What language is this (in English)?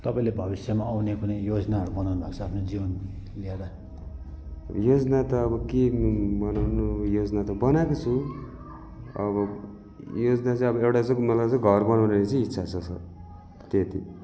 Nepali